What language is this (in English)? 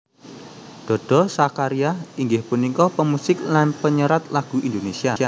Javanese